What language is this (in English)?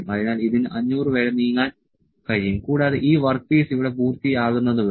Malayalam